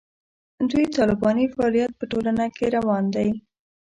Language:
Pashto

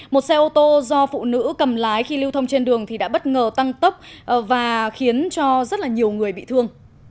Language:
Vietnamese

